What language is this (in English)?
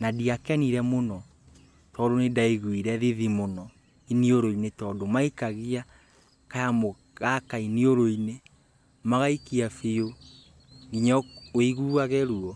Kikuyu